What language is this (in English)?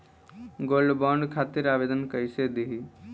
Bhojpuri